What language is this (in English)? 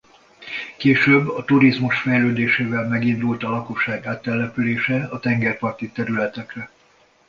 Hungarian